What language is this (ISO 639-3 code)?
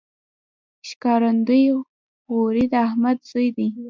pus